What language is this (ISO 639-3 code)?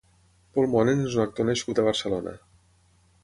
cat